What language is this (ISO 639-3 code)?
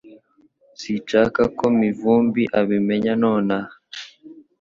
kin